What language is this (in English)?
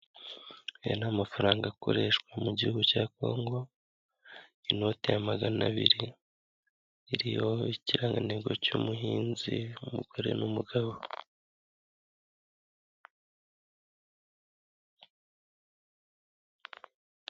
Kinyarwanda